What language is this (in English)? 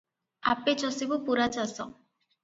Odia